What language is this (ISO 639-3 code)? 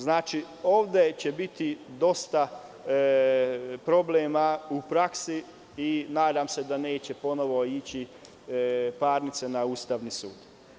srp